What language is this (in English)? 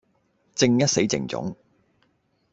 Cantonese